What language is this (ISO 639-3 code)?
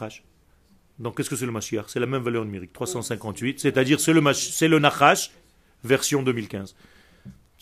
fra